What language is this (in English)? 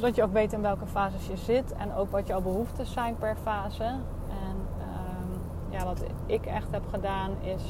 Dutch